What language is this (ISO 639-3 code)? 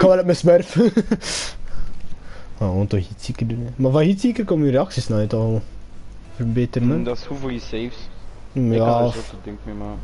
nld